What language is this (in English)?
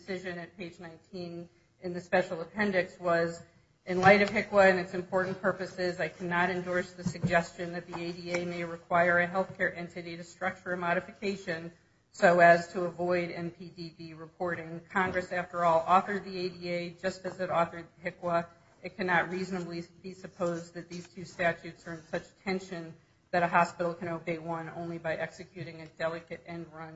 English